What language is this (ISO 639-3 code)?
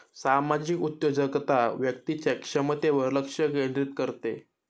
mar